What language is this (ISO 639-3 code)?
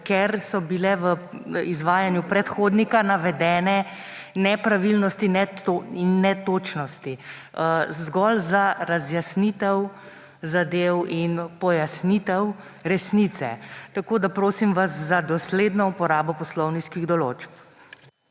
slv